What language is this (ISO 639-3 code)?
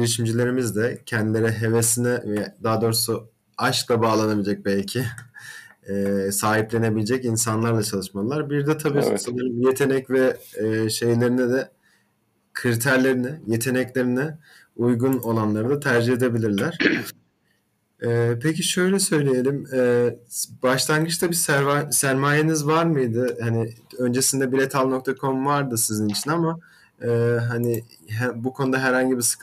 tur